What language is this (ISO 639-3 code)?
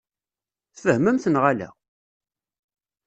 kab